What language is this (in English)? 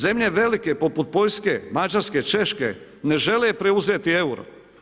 Croatian